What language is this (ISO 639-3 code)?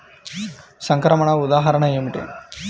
tel